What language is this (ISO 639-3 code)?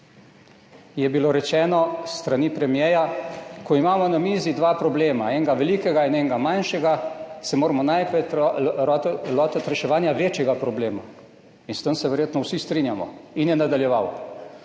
slv